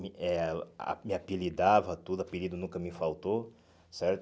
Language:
Portuguese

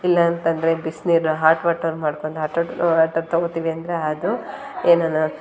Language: Kannada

